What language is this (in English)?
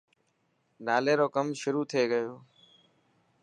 Dhatki